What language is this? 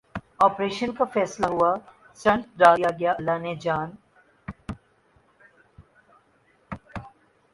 Urdu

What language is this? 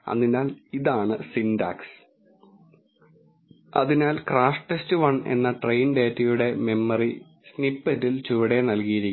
Malayalam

